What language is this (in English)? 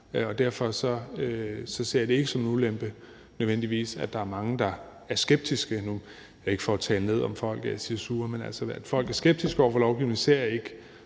Danish